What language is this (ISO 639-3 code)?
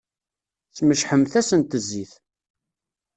kab